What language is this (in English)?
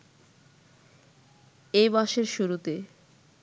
Bangla